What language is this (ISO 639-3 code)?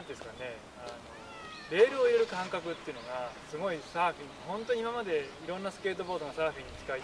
jpn